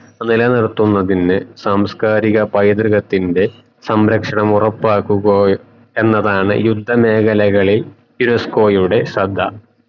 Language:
Malayalam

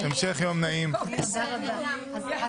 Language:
Hebrew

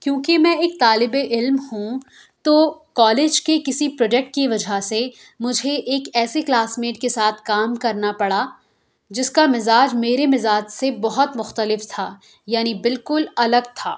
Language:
Urdu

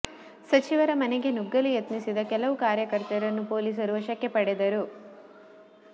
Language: Kannada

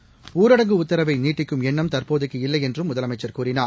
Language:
Tamil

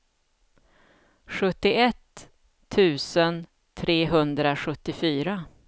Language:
Swedish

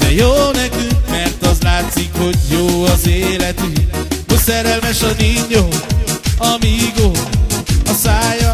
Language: Hungarian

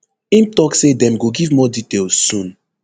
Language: Nigerian Pidgin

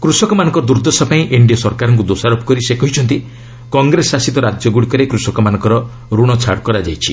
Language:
Odia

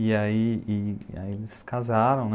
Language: Portuguese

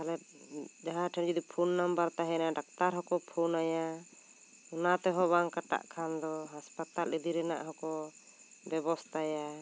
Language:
Santali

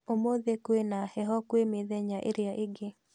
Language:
Kikuyu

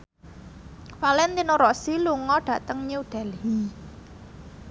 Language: Javanese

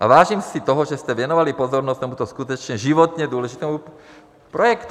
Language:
Czech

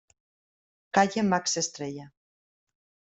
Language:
Spanish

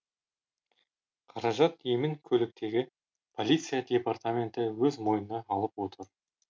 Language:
Kazakh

